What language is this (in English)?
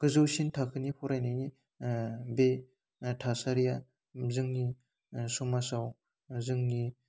Bodo